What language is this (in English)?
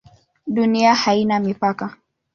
Swahili